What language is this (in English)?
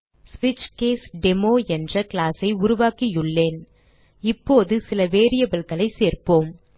Tamil